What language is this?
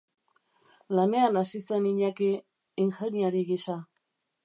Basque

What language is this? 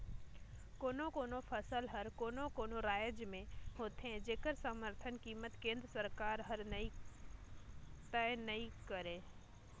Chhattisgarhi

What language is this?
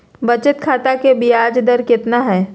Magahi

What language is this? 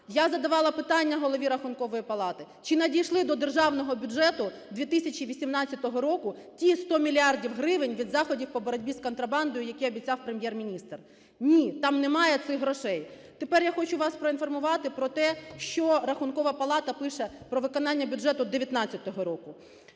Ukrainian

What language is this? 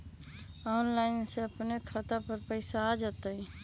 Magahi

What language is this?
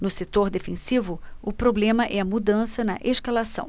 Portuguese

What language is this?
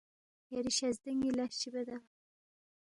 Balti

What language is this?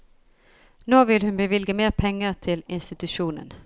Norwegian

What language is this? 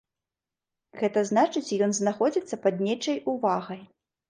Belarusian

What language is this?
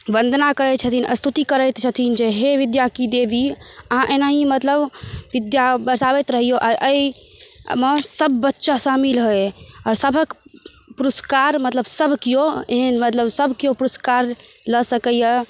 Maithili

